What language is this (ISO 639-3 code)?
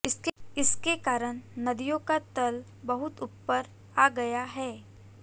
hin